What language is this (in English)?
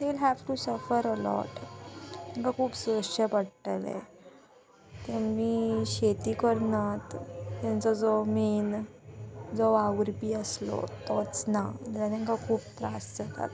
Konkani